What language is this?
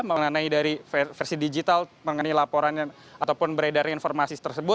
Indonesian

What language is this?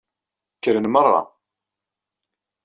Kabyle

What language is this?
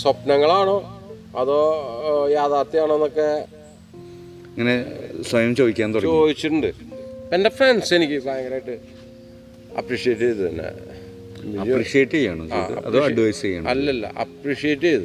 Malayalam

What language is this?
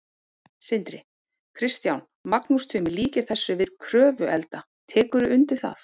Icelandic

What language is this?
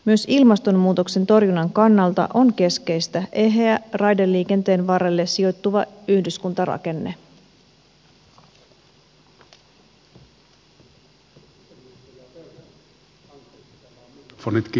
Finnish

